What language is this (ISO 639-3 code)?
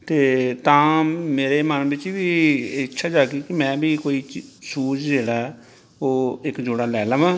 pan